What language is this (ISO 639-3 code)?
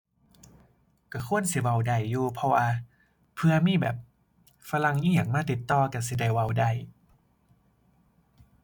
tha